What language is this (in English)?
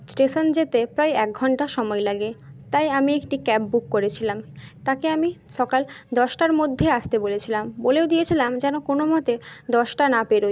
Bangla